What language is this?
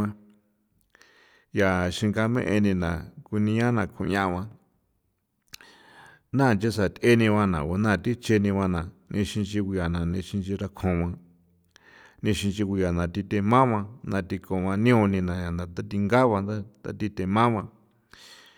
San Felipe Otlaltepec Popoloca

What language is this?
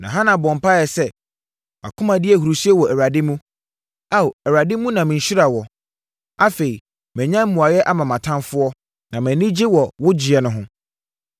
Akan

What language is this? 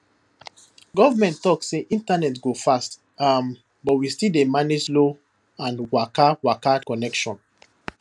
Nigerian Pidgin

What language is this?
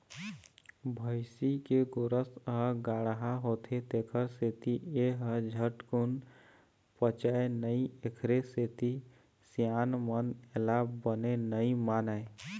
Chhattisgarhi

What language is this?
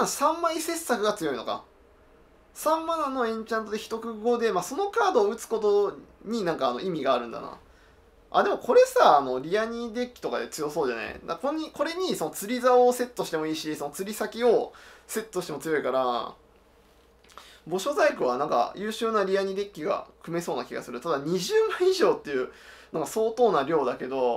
Japanese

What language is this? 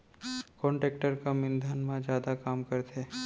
Chhattisgarhi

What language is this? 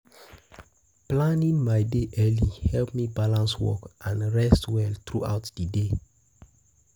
Nigerian Pidgin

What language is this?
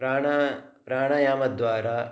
Sanskrit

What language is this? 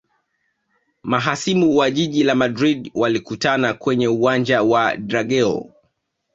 Swahili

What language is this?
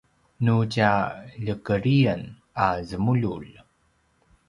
Paiwan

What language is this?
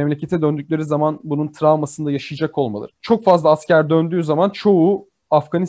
Turkish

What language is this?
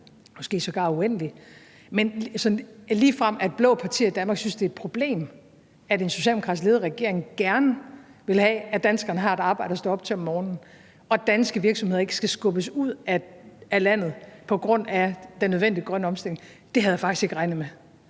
Danish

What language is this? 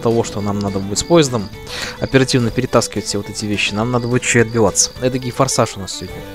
Russian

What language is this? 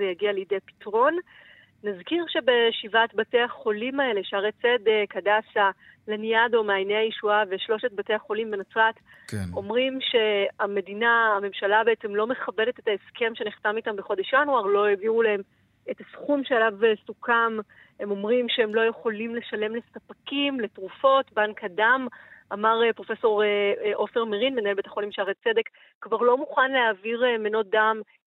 Hebrew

